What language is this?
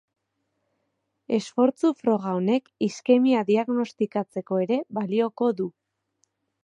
Basque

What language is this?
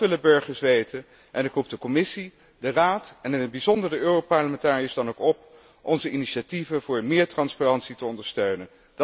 Dutch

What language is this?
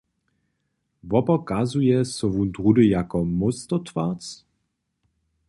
Upper Sorbian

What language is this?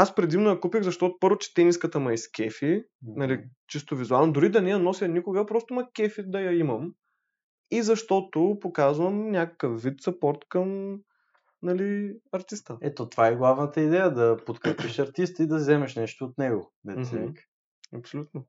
Bulgarian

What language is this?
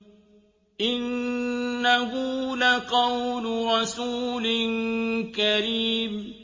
Arabic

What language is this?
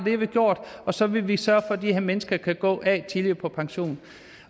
Danish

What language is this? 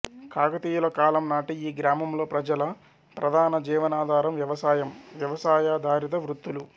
Telugu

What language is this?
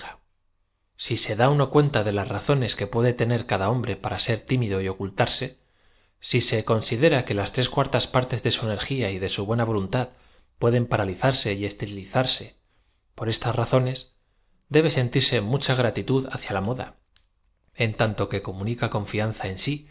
Spanish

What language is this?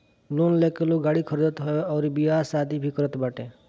Bhojpuri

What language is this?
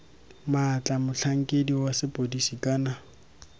Tswana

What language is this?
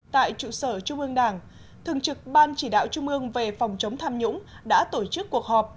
Vietnamese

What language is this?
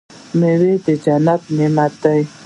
Pashto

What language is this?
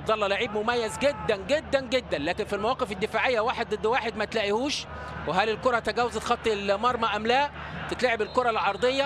Arabic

